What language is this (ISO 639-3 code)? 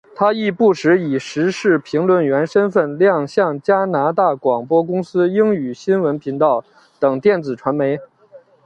zho